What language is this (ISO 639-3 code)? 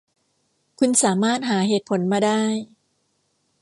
tha